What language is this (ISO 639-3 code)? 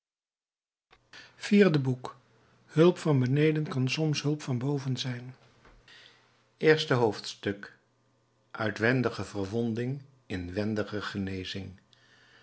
nld